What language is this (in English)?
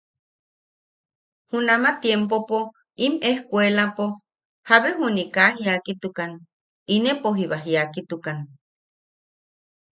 Yaqui